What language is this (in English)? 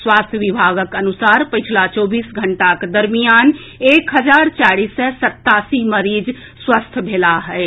Maithili